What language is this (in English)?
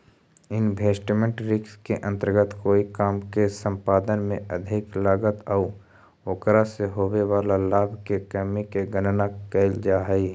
Magahi